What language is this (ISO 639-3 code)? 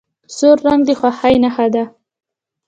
pus